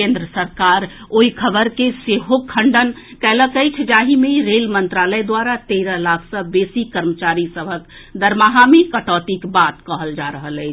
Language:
Maithili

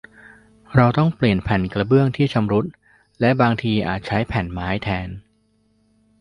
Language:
Thai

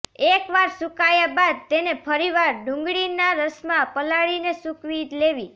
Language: Gujarati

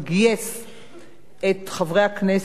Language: Hebrew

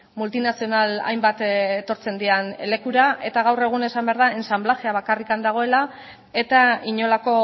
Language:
Basque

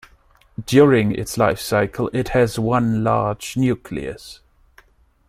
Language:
English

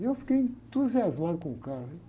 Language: Portuguese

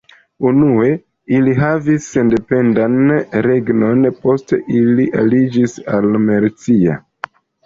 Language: Esperanto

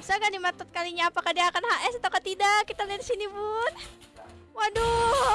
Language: Indonesian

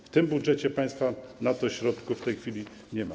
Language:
Polish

